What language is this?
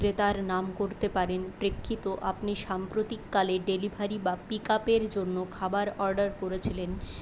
Bangla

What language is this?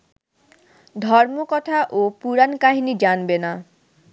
Bangla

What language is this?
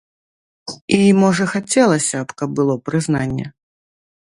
Belarusian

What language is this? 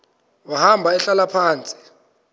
Xhosa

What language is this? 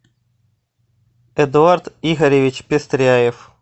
Russian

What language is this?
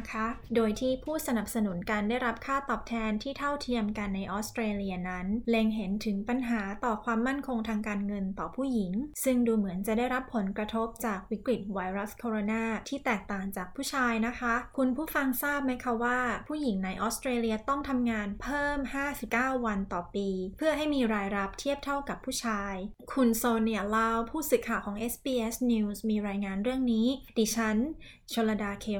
Thai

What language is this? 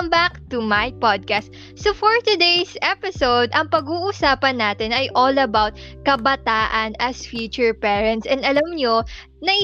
Filipino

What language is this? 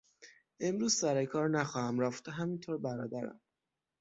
Persian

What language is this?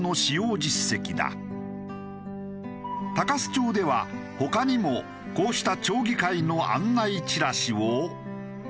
Japanese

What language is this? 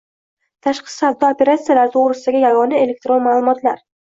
Uzbek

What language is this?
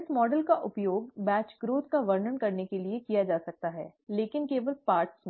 Hindi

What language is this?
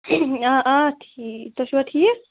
Kashmiri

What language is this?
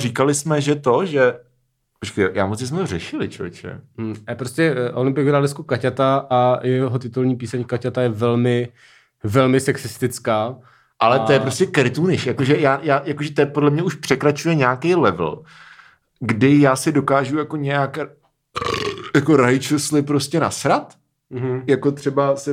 Czech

